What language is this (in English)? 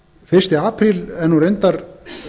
Icelandic